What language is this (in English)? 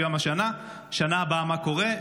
Hebrew